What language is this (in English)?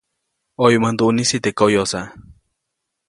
Copainalá Zoque